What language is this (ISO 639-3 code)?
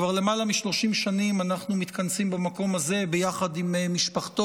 heb